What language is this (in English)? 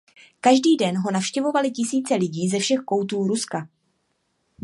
Czech